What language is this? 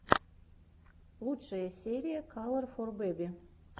Russian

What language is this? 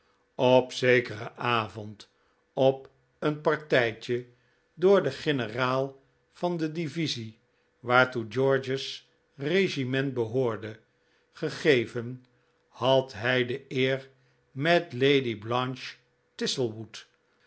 Dutch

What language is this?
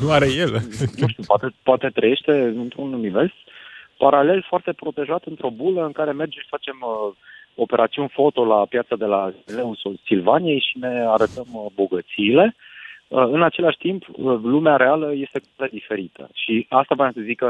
Romanian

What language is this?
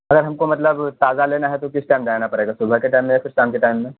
Urdu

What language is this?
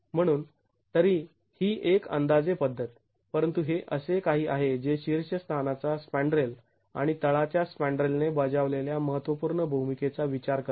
Marathi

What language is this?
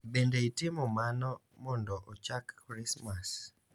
Luo (Kenya and Tanzania)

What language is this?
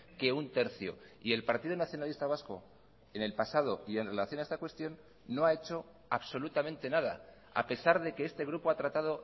Spanish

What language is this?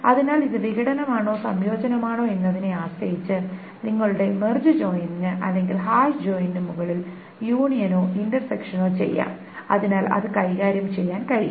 Malayalam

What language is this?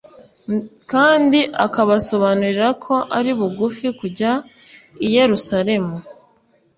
Kinyarwanda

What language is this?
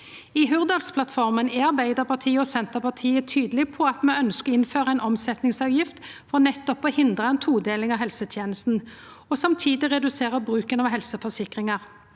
Norwegian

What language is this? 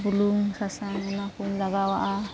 Santali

